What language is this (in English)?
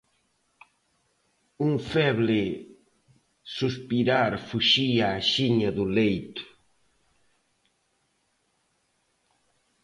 Galician